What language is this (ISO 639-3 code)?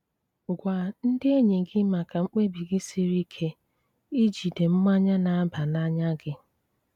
ibo